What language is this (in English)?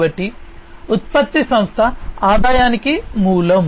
Telugu